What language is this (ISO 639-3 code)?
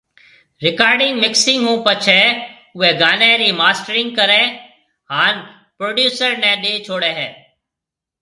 mve